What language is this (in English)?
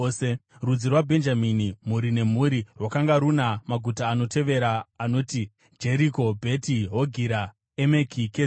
Shona